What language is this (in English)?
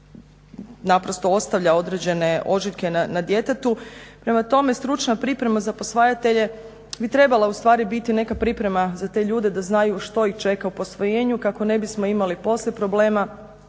Croatian